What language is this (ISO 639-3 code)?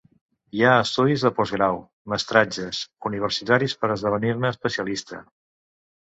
cat